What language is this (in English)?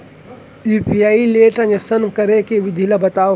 Chhattisgarhi